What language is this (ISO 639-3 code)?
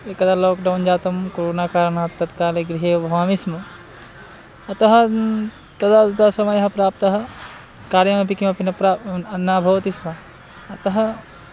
san